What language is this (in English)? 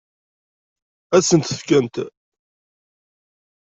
Kabyle